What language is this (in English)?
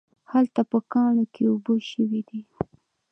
Pashto